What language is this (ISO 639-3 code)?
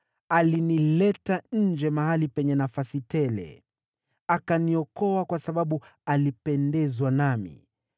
swa